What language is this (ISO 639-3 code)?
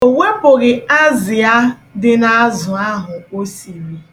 ibo